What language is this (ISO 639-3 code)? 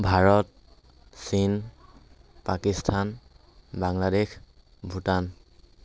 asm